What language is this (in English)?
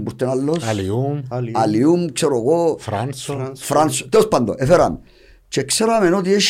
Greek